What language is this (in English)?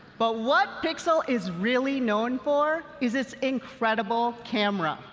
English